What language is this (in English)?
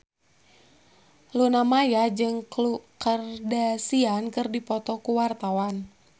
Sundanese